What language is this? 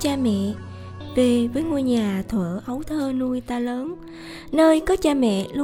Vietnamese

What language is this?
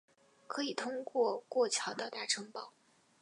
Chinese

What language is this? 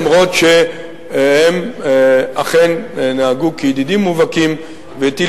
Hebrew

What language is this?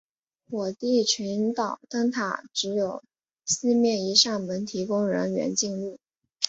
Chinese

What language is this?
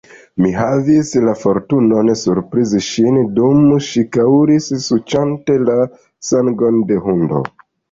Esperanto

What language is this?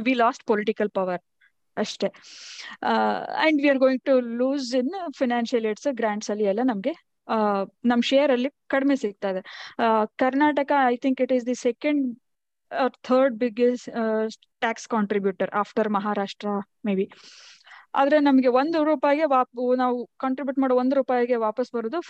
Kannada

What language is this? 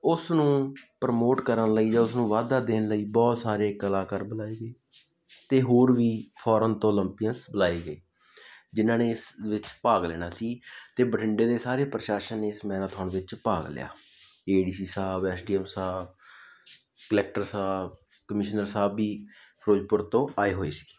Punjabi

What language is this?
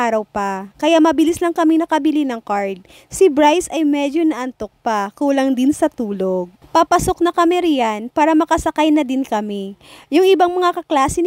Filipino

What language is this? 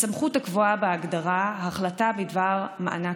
Hebrew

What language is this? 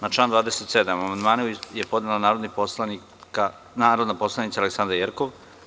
Serbian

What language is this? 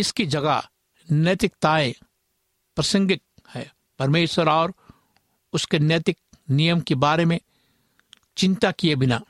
Hindi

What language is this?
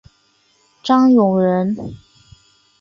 Chinese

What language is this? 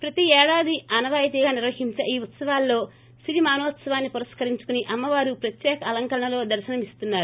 Telugu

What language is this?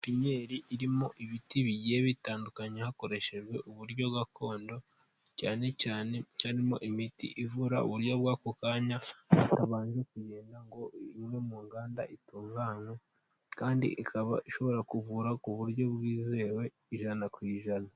Kinyarwanda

